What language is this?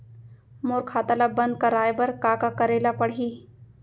Chhattisgarhi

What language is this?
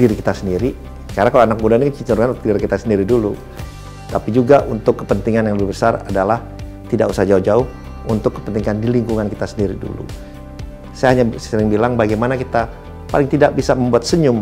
Indonesian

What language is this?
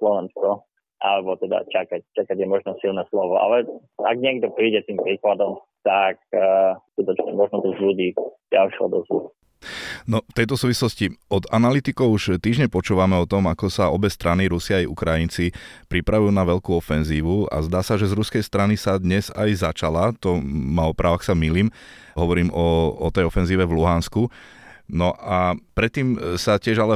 Slovak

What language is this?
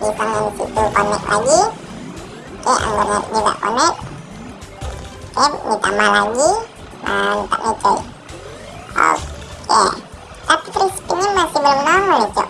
Indonesian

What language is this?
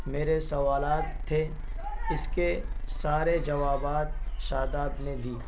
Urdu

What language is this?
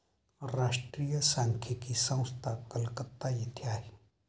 Marathi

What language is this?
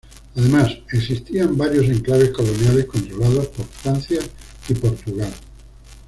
Spanish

